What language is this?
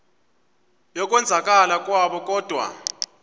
Xhosa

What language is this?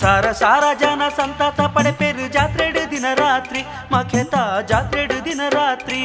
Kannada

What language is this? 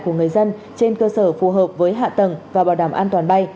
Vietnamese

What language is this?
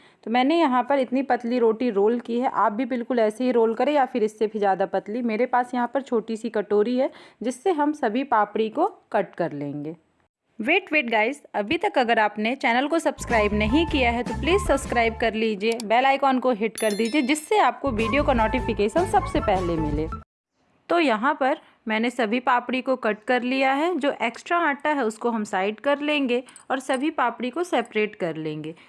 Hindi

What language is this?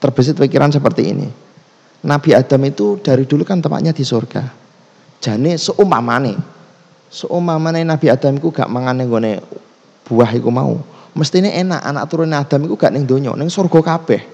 Indonesian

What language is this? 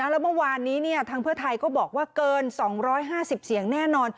Thai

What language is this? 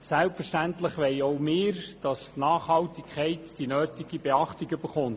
Swiss German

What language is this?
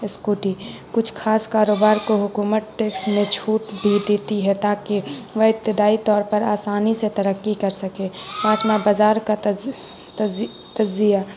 Urdu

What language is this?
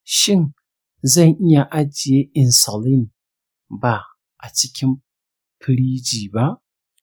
Hausa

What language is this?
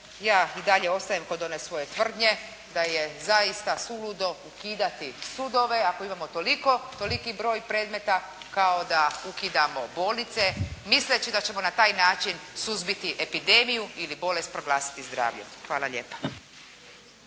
Croatian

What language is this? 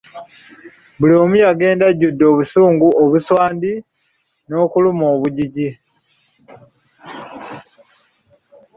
Ganda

